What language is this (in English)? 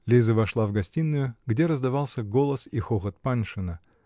Russian